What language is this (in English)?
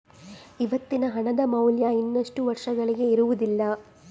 Kannada